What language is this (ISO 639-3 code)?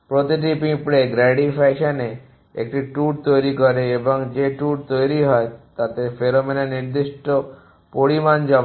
ben